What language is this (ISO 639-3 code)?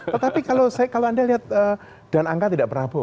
ind